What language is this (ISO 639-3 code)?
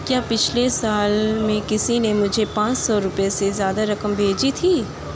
urd